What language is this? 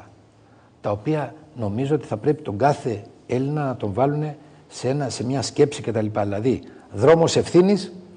Greek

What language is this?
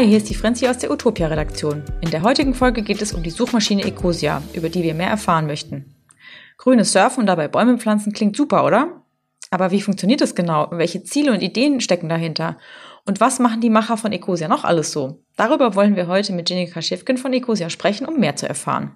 German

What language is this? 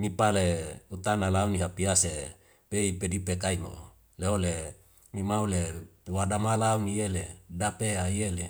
Wemale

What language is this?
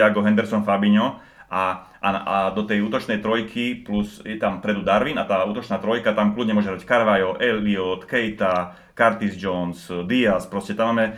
Slovak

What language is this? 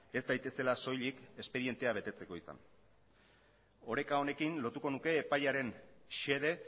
Basque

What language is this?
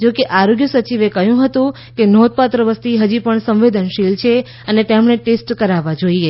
Gujarati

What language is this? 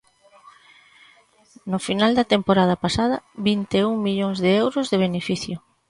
Galician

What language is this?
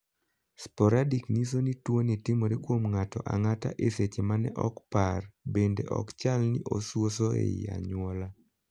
Luo (Kenya and Tanzania)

